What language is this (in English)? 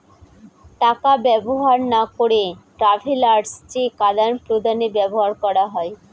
Bangla